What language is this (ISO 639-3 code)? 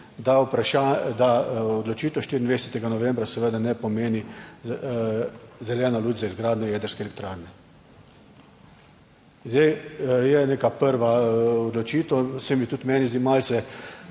slv